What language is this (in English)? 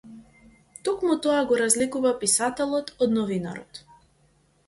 Macedonian